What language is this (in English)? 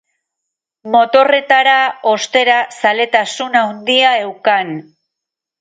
Basque